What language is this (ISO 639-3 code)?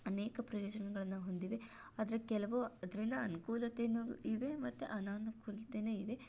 kan